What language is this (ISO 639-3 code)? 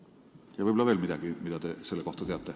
est